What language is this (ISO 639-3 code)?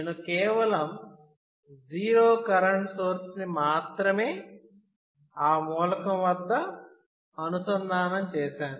tel